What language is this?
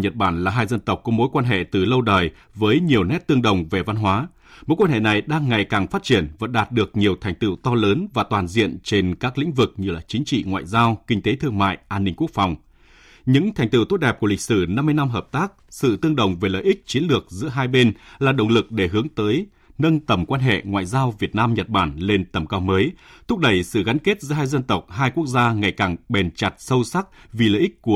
Vietnamese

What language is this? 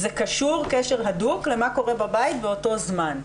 Hebrew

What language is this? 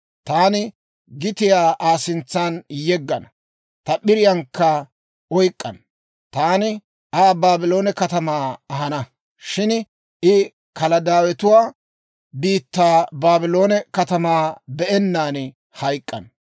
Dawro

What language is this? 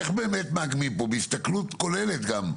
Hebrew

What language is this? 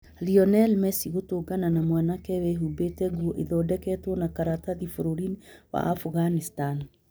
Kikuyu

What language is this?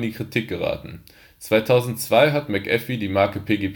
German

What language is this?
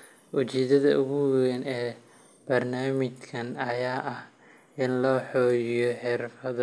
Somali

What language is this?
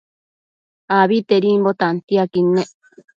Matsés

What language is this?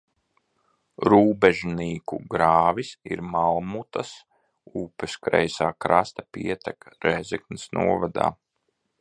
Latvian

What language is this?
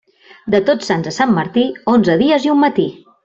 Catalan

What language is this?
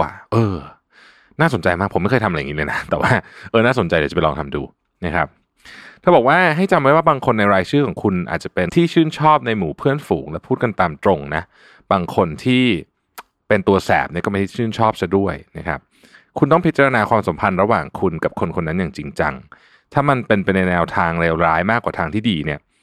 Thai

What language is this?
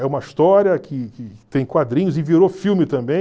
Portuguese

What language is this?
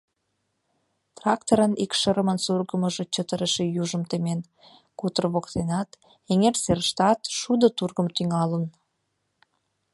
Mari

